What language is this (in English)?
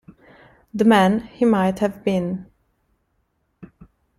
Italian